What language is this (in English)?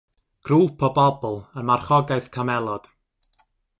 Welsh